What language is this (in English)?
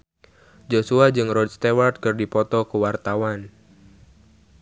Sundanese